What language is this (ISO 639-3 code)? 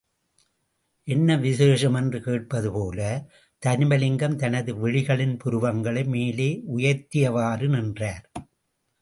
tam